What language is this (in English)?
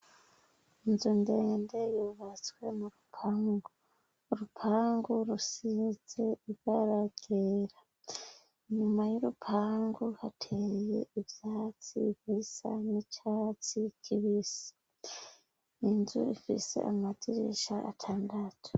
Rundi